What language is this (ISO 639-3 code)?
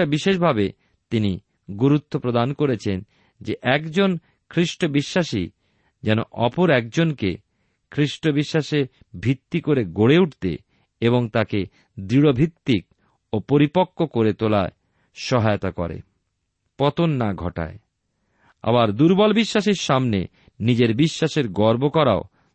ben